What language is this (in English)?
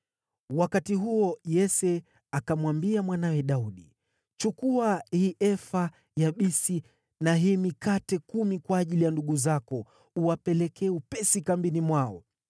Swahili